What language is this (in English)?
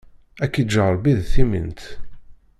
Kabyle